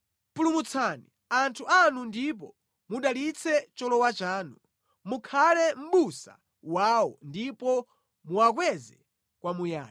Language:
Nyanja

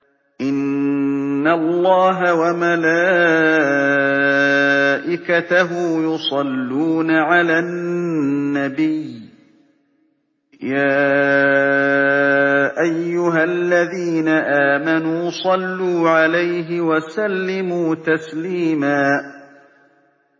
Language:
Arabic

